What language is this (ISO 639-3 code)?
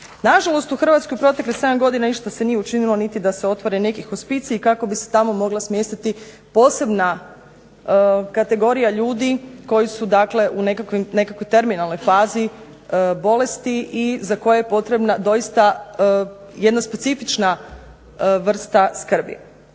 hrv